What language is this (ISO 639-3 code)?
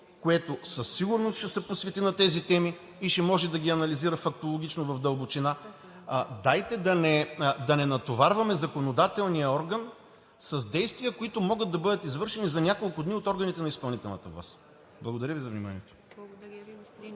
bul